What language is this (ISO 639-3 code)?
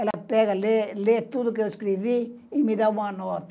por